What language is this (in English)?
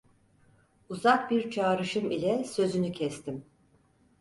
Turkish